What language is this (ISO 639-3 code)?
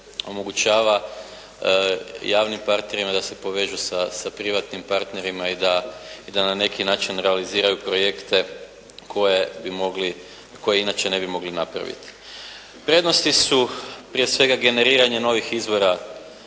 hrv